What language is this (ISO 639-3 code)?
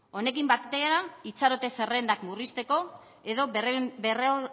eus